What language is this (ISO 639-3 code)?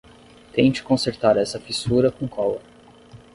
por